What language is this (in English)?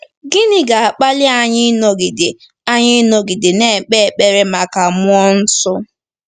Igbo